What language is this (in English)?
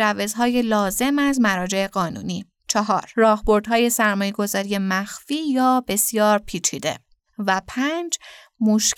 Persian